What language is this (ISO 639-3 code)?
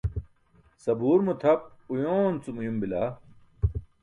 bsk